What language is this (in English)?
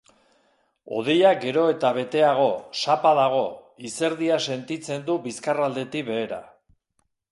Basque